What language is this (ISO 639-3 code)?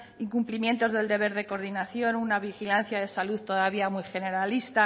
spa